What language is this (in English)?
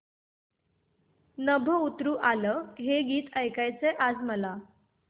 Marathi